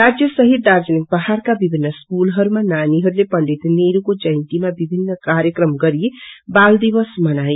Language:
Nepali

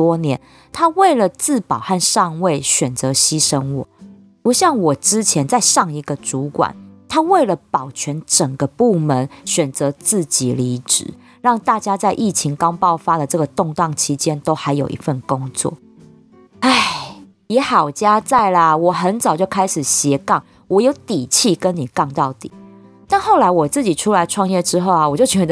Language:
Chinese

